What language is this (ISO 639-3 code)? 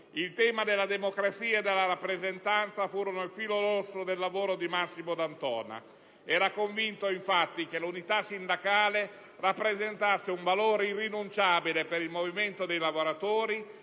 ita